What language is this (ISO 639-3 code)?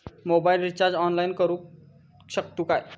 mar